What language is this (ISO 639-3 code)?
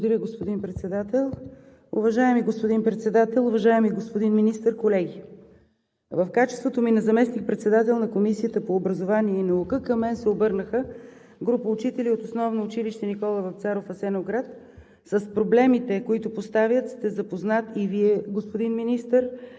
bul